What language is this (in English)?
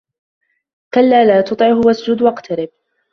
Arabic